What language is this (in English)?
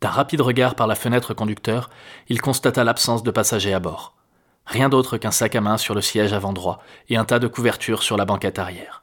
French